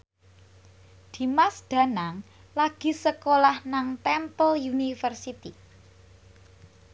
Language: Javanese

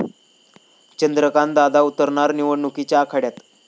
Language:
Marathi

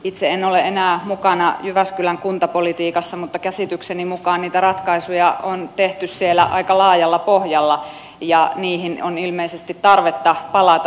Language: Finnish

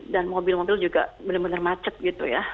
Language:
Indonesian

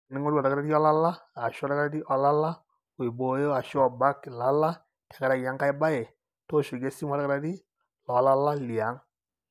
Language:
Masai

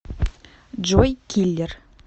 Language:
Russian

